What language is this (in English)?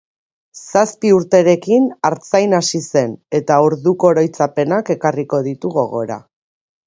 Basque